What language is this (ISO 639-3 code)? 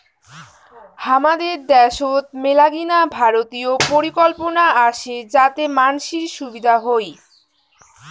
ben